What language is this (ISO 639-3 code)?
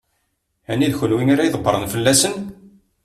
kab